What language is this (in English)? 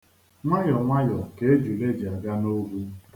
Igbo